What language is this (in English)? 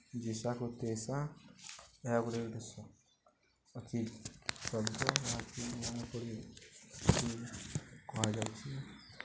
Odia